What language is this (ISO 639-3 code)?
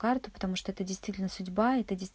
rus